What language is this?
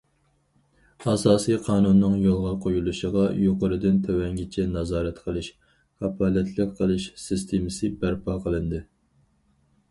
Uyghur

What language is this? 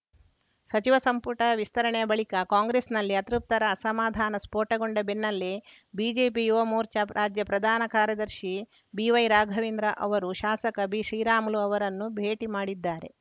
Kannada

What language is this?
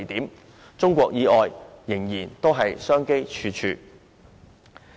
Cantonese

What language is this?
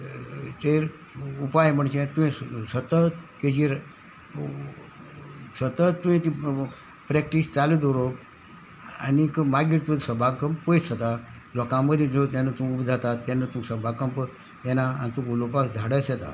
Konkani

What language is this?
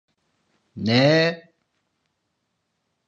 Turkish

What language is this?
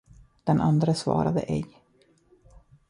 Swedish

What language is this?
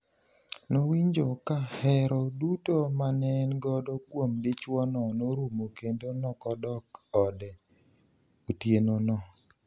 Luo (Kenya and Tanzania)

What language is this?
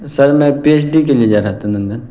Urdu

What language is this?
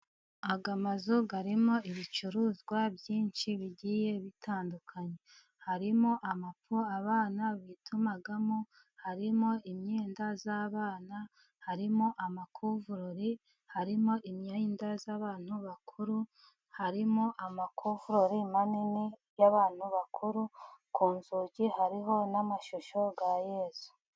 Kinyarwanda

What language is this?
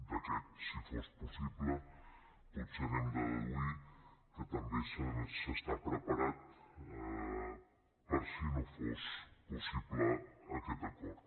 Catalan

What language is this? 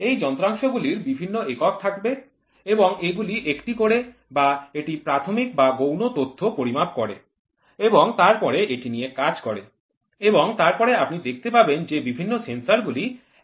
Bangla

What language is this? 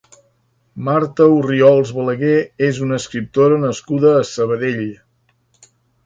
Catalan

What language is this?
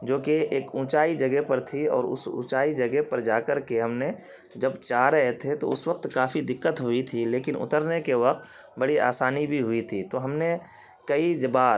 Urdu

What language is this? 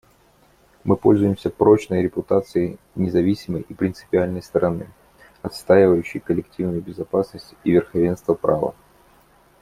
Russian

